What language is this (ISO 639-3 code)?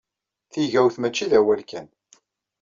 kab